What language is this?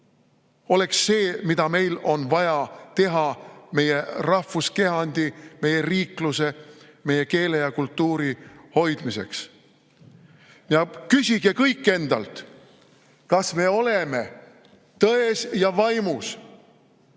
Estonian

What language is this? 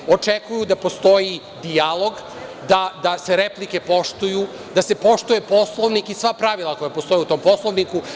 Serbian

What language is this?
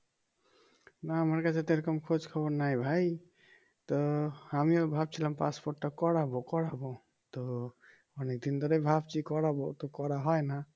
Bangla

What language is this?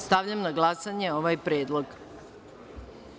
Serbian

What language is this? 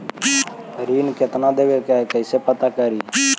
Magahi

